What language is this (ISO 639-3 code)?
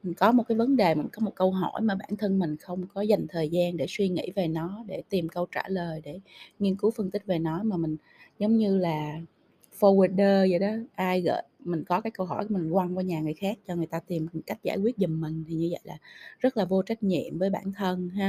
vie